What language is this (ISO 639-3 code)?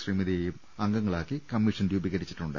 mal